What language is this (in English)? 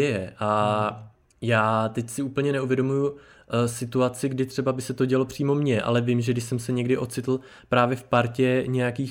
Czech